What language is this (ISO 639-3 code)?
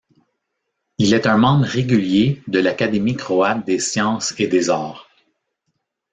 fra